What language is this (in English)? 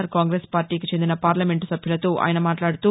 Telugu